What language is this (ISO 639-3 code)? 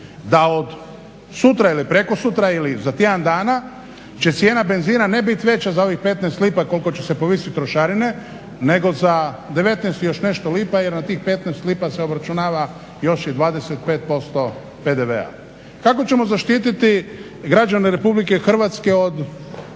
hrv